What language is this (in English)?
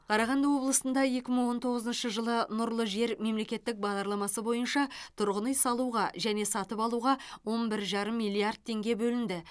Kazakh